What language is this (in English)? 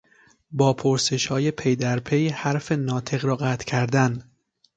Persian